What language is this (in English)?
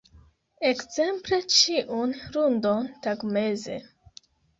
Esperanto